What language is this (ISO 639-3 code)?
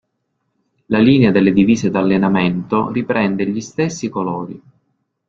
ita